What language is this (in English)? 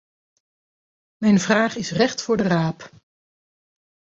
Dutch